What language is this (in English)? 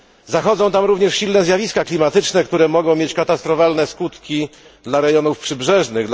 Polish